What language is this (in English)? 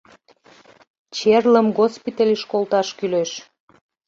Mari